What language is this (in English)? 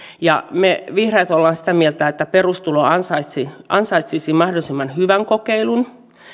Finnish